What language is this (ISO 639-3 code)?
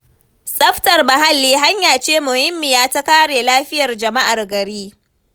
hau